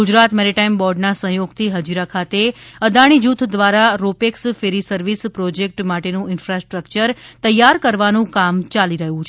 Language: Gujarati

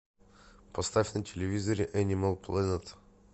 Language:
Russian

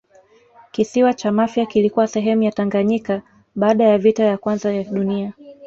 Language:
Swahili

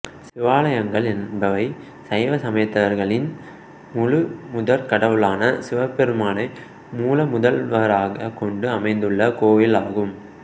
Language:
Tamil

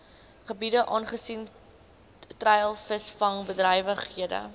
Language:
Afrikaans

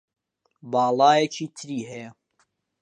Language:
Central Kurdish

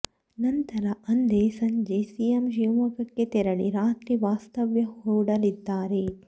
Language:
Kannada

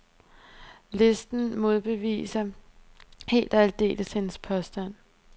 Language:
Danish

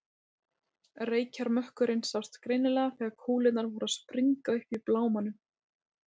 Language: Icelandic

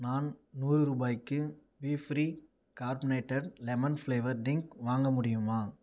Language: Tamil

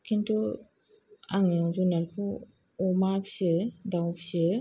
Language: Bodo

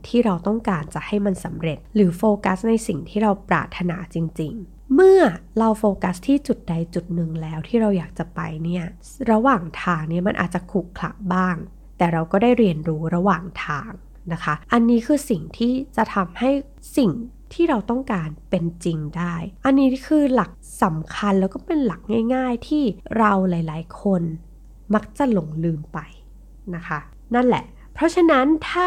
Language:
Thai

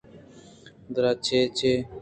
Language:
Eastern Balochi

